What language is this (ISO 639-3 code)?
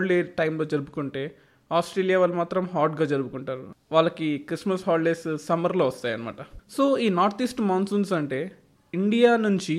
tel